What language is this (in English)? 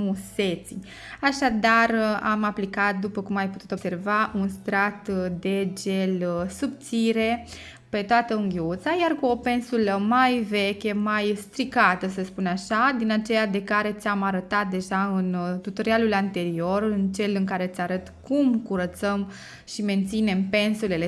Romanian